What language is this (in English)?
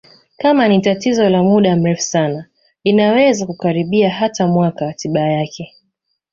Swahili